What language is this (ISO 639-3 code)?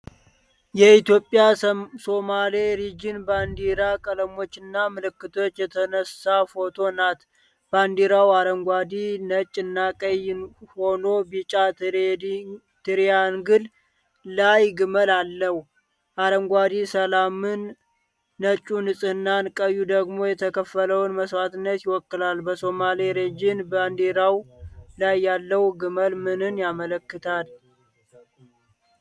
amh